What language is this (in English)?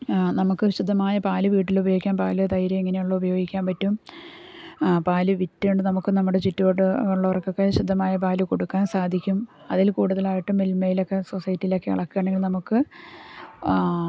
Malayalam